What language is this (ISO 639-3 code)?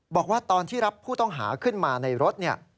tha